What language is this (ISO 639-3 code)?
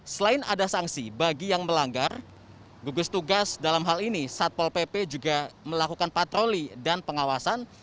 ind